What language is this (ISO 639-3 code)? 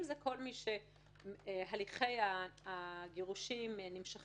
heb